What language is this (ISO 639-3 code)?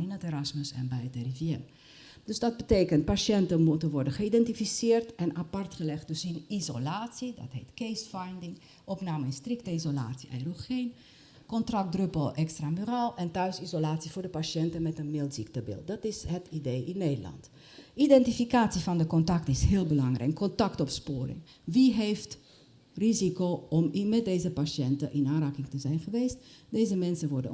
nld